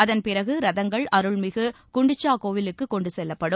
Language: Tamil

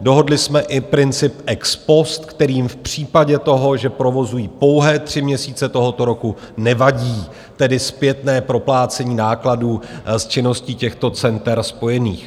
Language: Czech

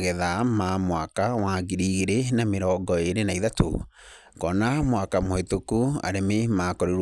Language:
Kikuyu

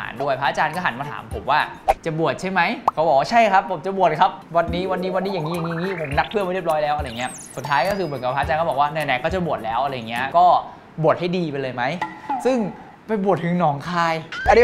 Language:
Thai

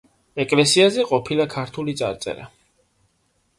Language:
Georgian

